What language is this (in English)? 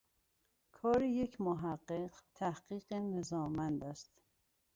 Persian